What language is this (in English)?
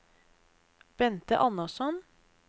Norwegian